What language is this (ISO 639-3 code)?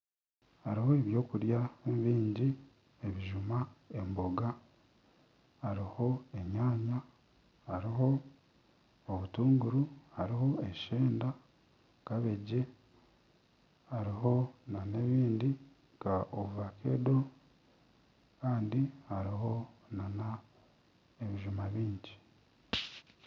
nyn